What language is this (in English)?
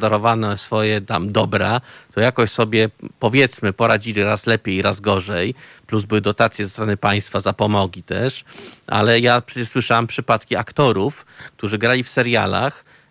Polish